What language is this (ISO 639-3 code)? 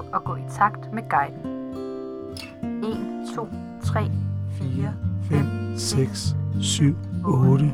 dan